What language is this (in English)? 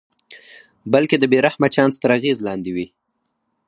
Pashto